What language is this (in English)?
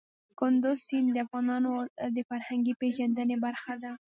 Pashto